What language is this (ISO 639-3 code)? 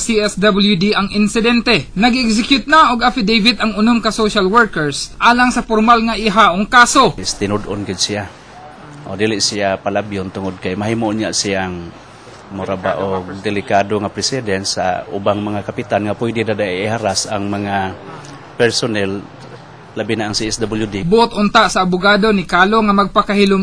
fil